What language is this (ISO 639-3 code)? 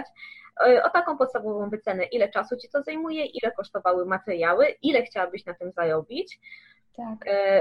pol